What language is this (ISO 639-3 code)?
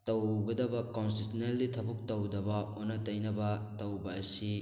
mni